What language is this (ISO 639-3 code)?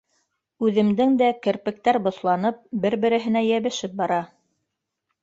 bak